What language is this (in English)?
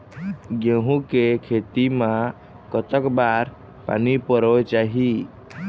Chhattisgarhi